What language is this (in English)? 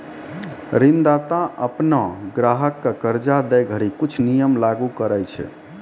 Maithili